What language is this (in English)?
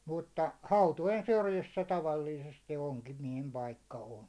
Finnish